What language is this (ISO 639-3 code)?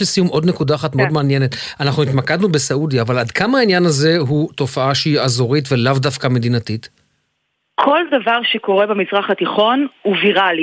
heb